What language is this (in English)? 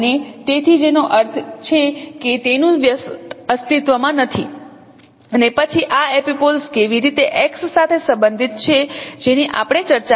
Gujarati